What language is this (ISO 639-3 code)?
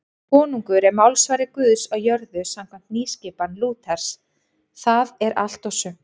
isl